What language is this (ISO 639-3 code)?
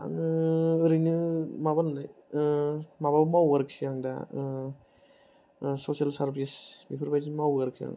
brx